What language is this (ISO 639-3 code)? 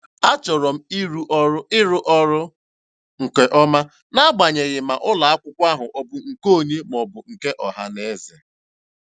ibo